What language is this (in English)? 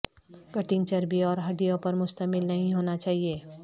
Urdu